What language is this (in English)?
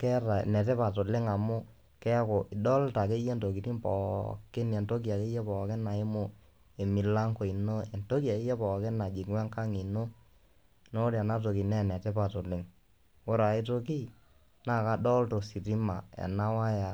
Masai